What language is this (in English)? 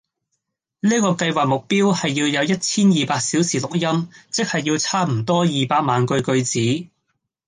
Cantonese